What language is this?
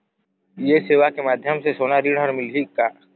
Chhattisgarhi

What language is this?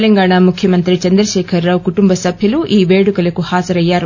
Telugu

